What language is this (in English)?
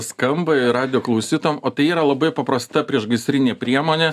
Lithuanian